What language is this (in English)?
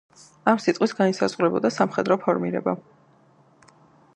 Georgian